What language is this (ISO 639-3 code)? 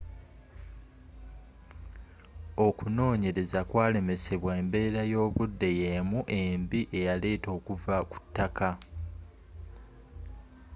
lug